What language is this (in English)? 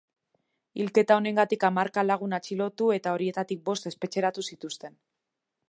Basque